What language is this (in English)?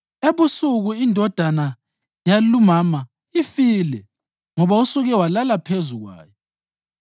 North Ndebele